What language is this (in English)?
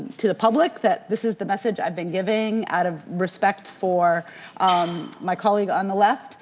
English